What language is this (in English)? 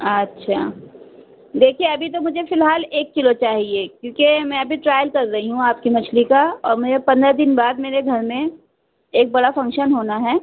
Urdu